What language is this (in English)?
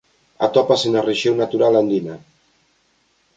Galician